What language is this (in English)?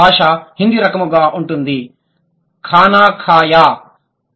Telugu